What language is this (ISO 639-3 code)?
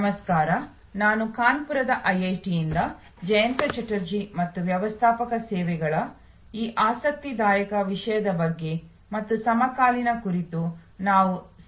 kan